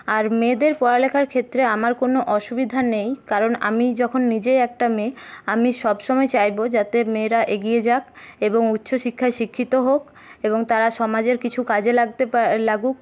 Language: Bangla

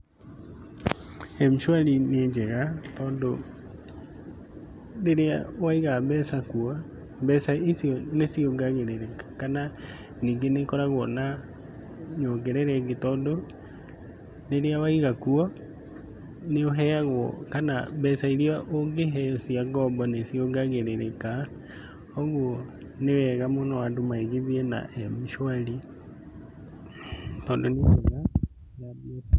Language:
Kikuyu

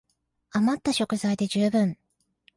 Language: Japanese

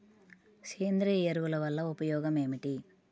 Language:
Telugu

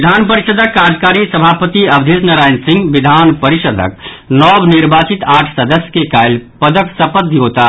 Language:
Maithili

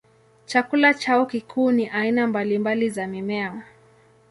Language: Swahili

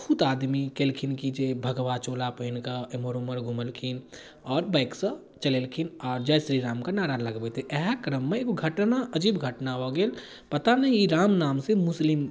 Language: Maithili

